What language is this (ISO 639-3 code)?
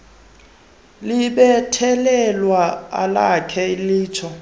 xho